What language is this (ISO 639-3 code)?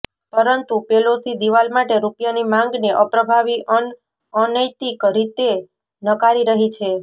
guj